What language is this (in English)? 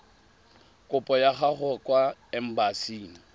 Tswana